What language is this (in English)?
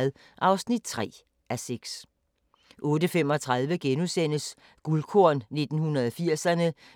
Danish